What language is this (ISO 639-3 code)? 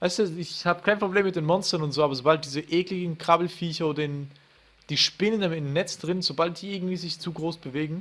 deu